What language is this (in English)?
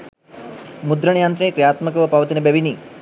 Sinhala